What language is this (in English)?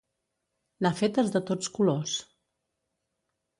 Catalan